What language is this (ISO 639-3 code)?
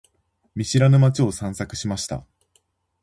jpn